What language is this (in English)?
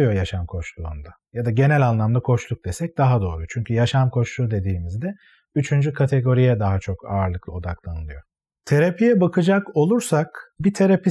Turkish